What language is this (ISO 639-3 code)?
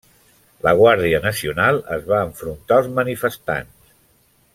cat